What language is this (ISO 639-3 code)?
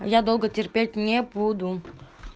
rus